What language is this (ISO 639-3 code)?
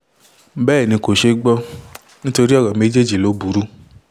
yor